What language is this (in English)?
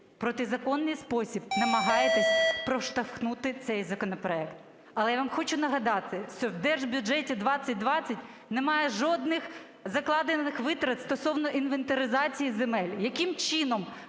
Ukrainian